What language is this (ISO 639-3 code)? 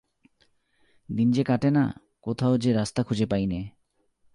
ben